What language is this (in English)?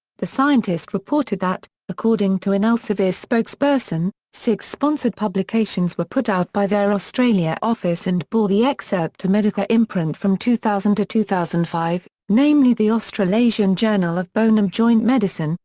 English